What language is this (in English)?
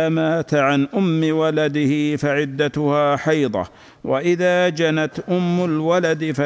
Arabic